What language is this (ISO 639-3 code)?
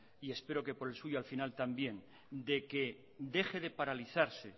spa